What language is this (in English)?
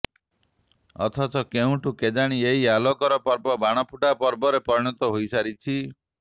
Odia